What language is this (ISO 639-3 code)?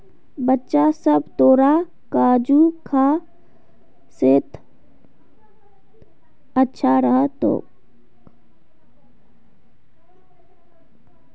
mag